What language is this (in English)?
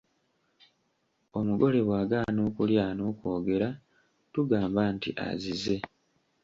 Ganda